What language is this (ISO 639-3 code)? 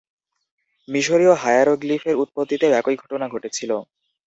ben